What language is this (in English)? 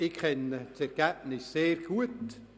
Swiss German